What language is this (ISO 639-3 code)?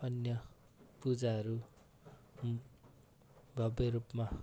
nep